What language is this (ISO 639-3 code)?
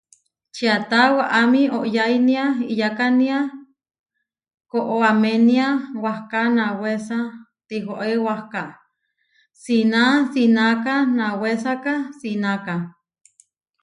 var